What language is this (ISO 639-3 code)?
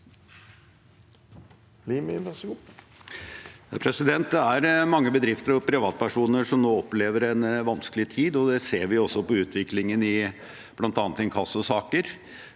nor